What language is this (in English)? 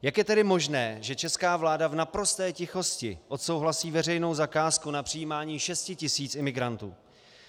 Czech